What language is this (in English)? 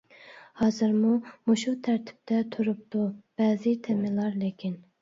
Uyghur